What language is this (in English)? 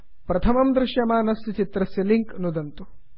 Sanskrit